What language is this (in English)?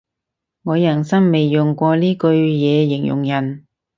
Cantonese